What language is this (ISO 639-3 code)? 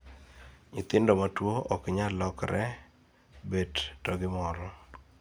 luo